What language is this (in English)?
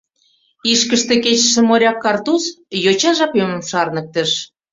Mari